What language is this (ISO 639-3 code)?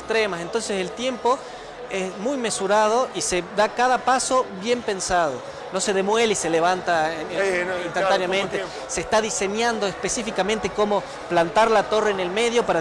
spa